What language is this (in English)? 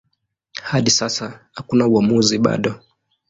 Swahili